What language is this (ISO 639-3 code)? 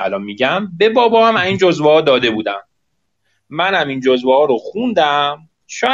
fas